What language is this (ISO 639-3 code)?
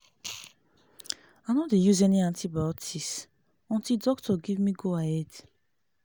pcm